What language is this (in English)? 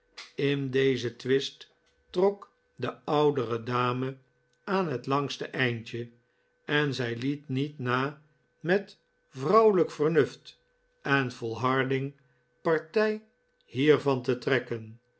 Dutch